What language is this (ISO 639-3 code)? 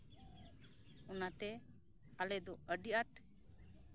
sat